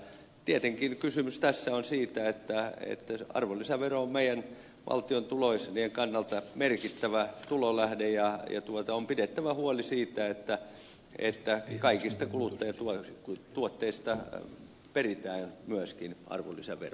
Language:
Finnish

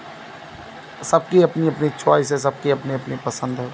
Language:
Hindi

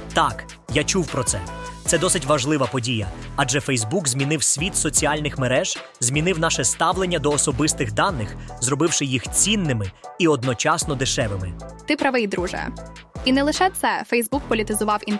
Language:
Ukrainian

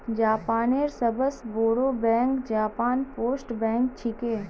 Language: Magahi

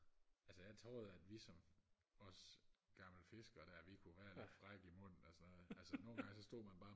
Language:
Danish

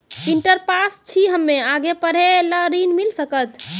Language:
Maithili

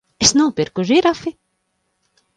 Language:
Latvian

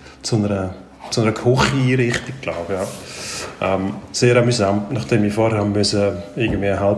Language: German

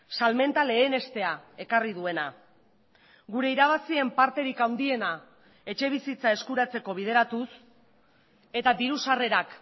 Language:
Basque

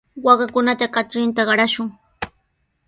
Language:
Sihuas Ancash Quechua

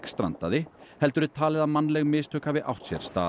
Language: Icelandic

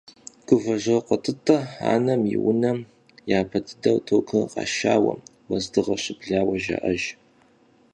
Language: Kabardian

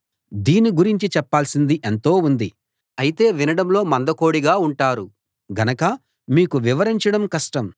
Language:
Telugu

